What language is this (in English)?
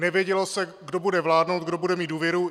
Czech